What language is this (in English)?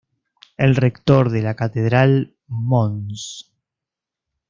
Spanish